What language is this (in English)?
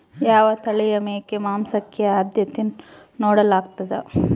Kannada